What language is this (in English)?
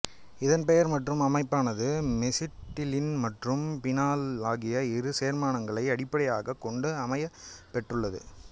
Tamil